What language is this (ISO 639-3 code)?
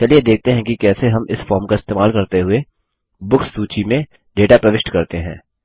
hin